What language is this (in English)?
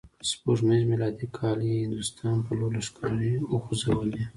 Pashto